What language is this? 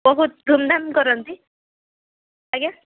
Odia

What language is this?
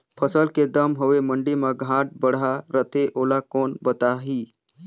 Chhattisgarhi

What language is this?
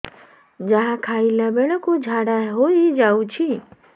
Odia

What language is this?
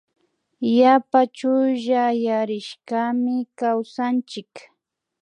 Imbabura Highland Quichua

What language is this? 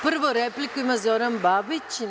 Serbian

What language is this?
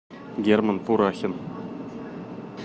Russian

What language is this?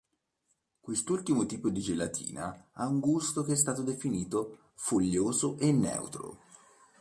Italian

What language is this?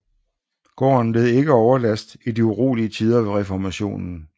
Danish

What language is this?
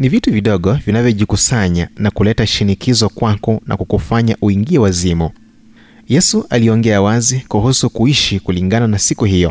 Swahili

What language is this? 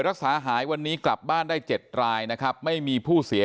Thai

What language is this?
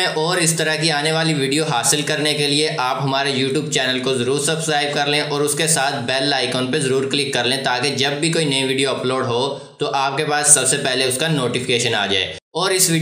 Vietnamese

